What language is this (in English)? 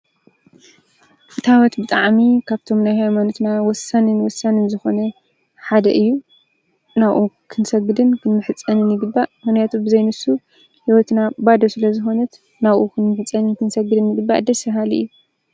Tigrinya